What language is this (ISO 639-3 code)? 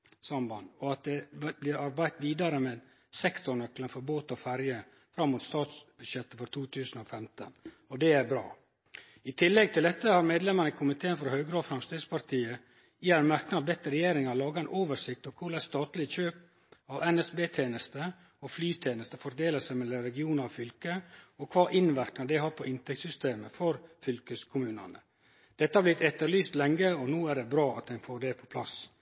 nno